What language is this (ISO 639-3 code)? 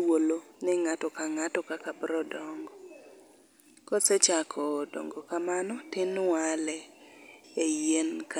luo